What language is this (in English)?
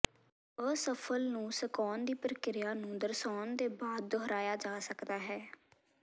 Punjabi